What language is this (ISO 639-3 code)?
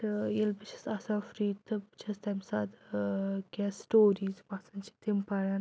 kas